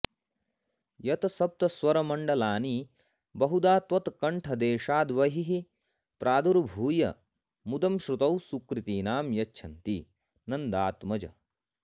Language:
Sanskrit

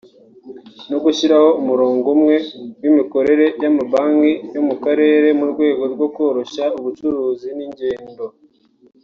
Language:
Kinyarwanda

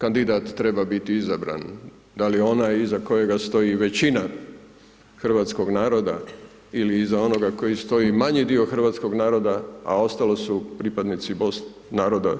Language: Croatian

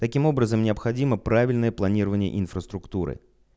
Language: Russian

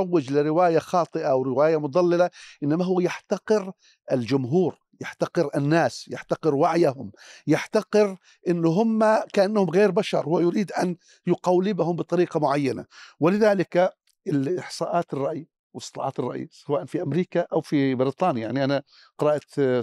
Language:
Arabic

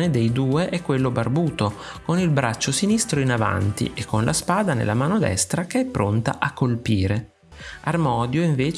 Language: Italian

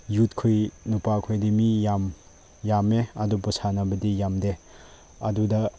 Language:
Manipuri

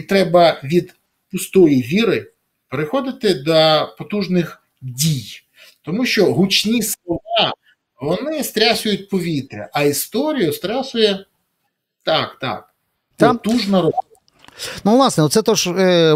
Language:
Ukrainian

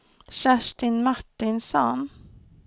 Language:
Swedish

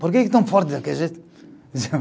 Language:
Portuguese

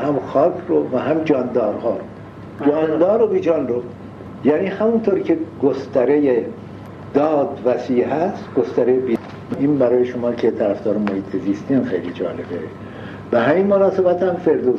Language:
Persian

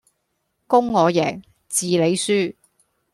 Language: Cantonese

